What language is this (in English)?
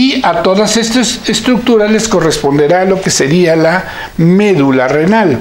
Spanish